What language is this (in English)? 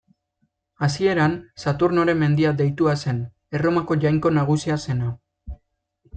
Basque